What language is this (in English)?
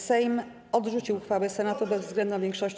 Polish